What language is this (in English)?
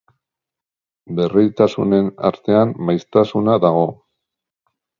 Basque